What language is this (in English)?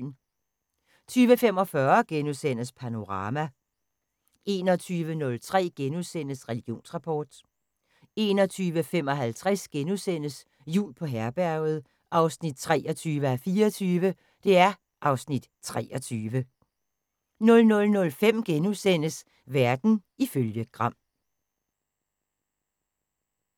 Danish